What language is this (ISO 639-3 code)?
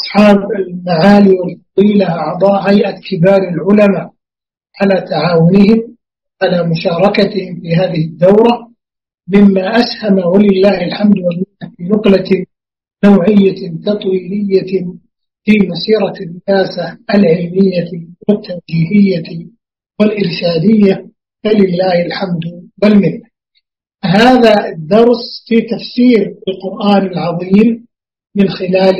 ara